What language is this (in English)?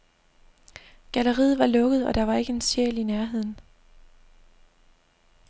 Danish